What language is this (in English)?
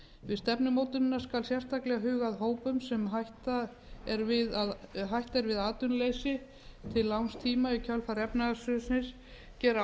Icelandic